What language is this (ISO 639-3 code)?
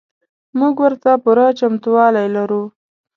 pus